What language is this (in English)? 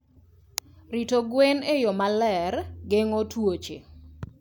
Luo (Kenya and Tanzania)